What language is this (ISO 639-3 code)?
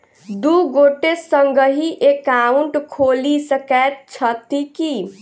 mai